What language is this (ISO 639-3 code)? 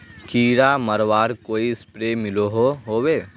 mag